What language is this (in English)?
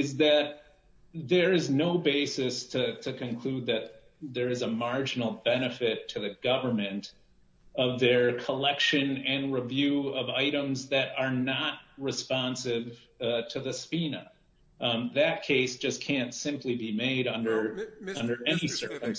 English